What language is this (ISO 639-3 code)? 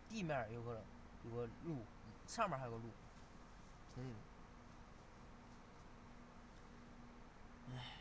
zho